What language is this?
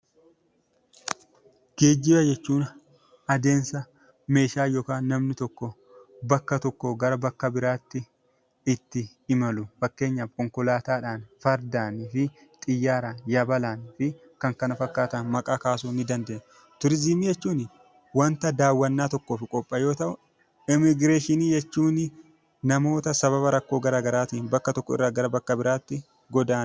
Oromo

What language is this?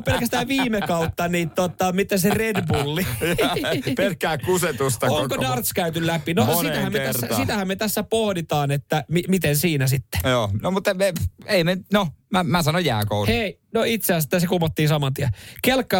Finnish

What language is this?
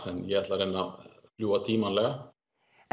Icelandic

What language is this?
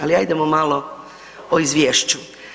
Croatian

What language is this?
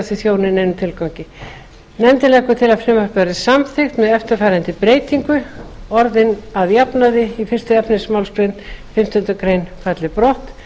Icelandic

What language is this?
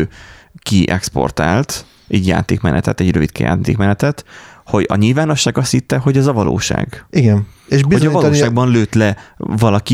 Hungarian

